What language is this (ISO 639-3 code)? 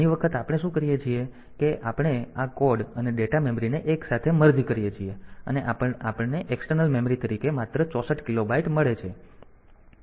guj